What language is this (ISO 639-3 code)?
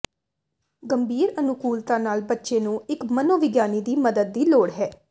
pan